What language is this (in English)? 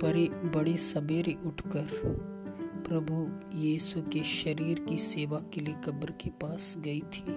Hindi